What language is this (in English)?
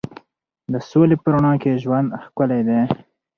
Pashto